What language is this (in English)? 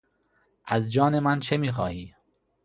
Persian